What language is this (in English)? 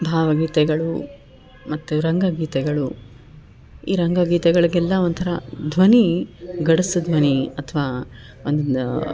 Kannada